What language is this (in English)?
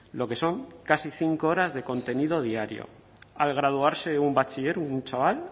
Spanish